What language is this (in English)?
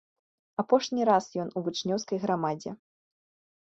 Belarusian